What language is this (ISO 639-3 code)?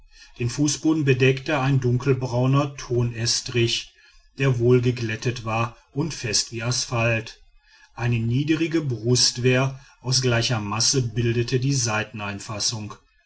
deu